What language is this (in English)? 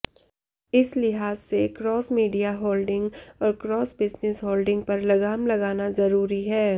Hindi